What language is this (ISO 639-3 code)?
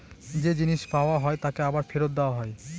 ben